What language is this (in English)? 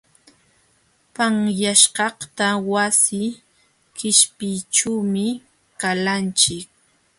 Jauja Wanca Quechua